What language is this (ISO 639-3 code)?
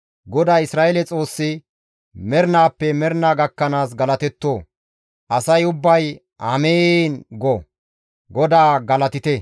gmv